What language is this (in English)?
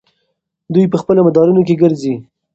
Pashto